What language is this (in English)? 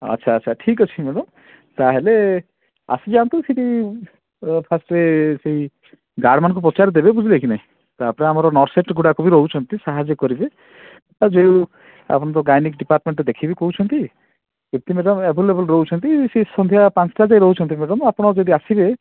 Odia